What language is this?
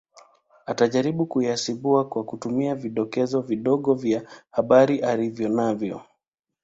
Swahili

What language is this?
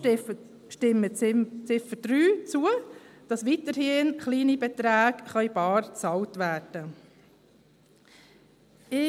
Swiss German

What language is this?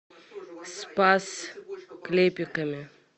Russian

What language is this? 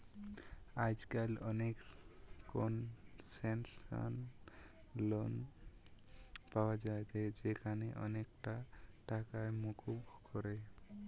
Bangla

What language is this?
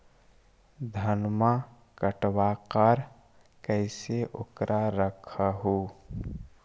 Magahi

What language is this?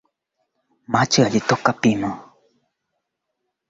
Swahili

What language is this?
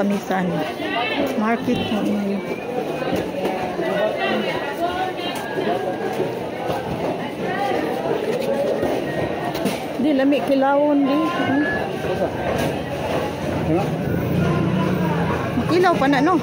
Filipino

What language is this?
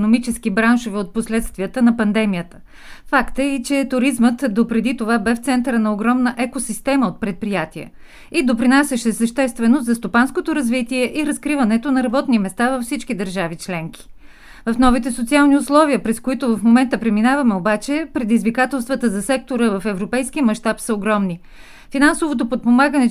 Bulgarian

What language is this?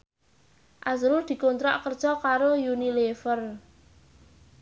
Javanese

